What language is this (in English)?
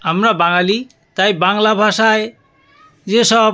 Bangla